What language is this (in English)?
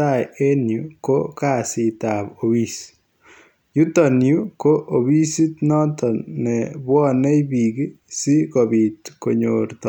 Kalenjin